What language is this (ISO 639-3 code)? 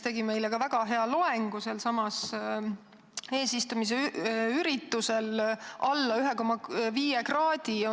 est